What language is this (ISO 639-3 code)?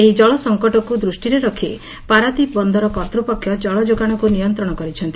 ori